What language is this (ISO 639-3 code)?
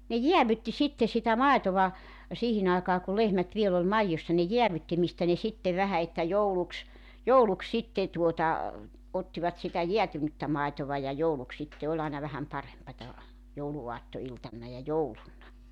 fin